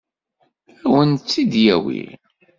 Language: Kabyle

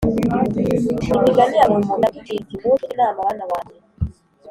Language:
Kinyarwanda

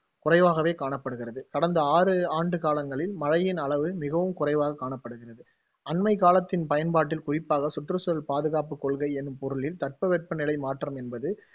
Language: Tamil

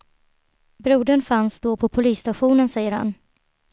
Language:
Swedish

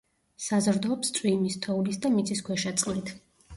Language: Georgian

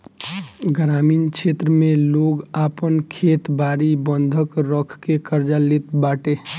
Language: Bhojpuri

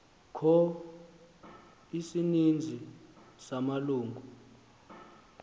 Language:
Xhosa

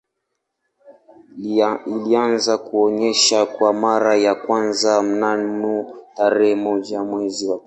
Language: Swahili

